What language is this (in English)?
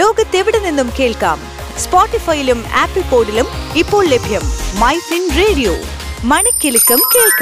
Malayalam